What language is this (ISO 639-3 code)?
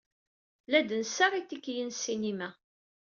kab